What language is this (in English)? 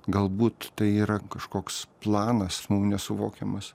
Lithuanian